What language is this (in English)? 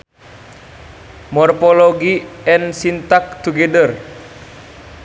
Sundanese